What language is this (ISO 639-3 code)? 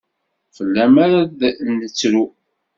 kab